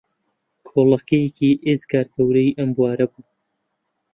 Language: Central Kurdish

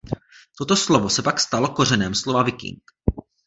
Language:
Czech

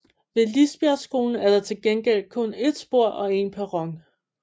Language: Danish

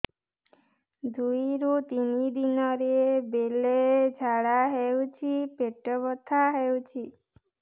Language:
Odia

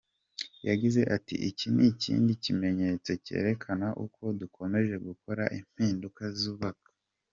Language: Kinyarwanda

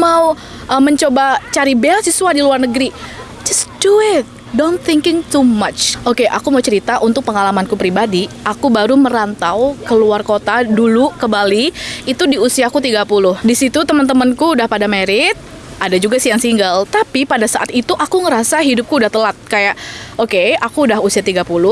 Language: Indonesian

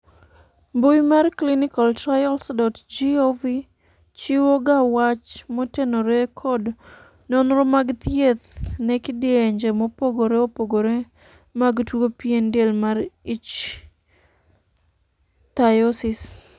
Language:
Luo (Kenya and Tanzania)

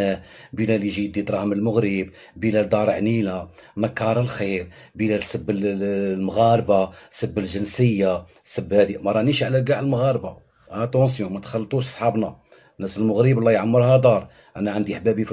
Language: Arabic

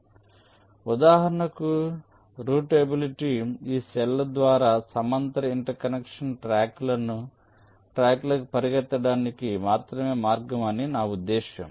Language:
Telugu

